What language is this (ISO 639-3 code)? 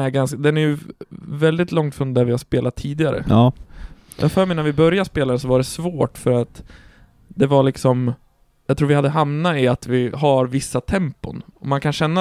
swe